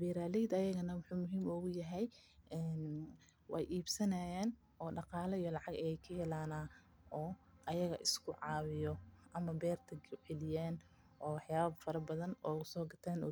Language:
Somali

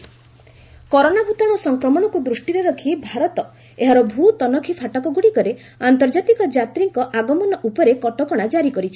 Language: Odia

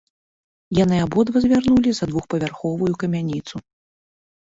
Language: Belarusian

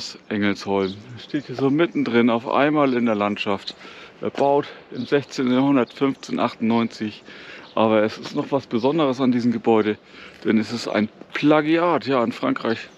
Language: German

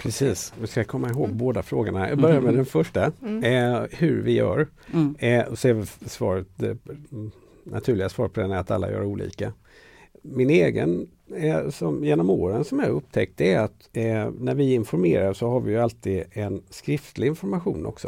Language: Swedish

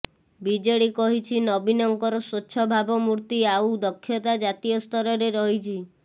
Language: Odia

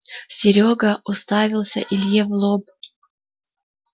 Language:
Russian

